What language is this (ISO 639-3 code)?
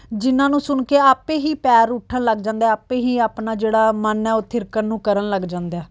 pan